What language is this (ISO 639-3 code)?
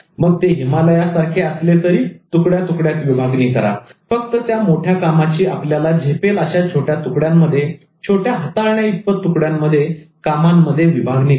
mar